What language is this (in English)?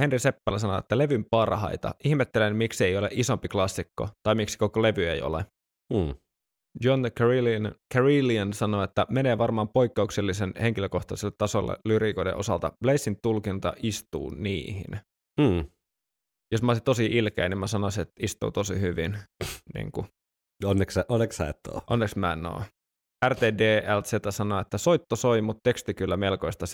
Finnish